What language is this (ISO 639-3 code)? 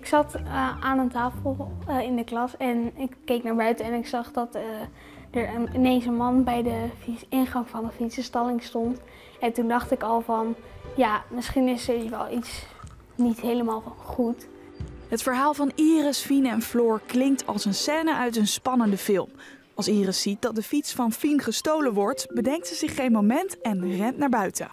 nld